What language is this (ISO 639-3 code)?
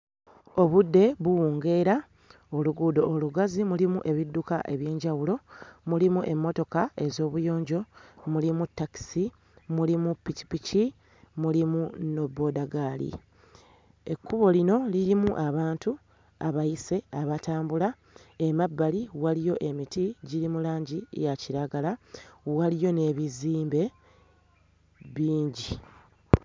lug